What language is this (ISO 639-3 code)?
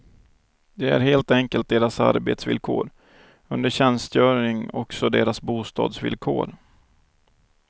swe